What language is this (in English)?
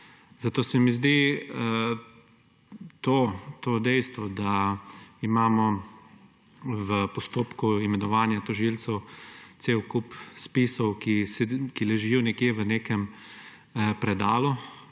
Slovenian